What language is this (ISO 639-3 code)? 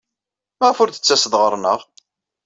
kab